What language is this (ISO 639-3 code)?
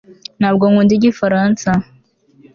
kin